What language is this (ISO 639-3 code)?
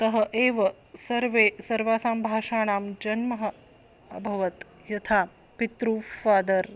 san